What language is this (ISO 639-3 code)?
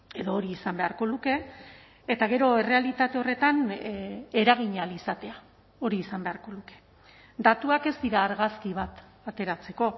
eus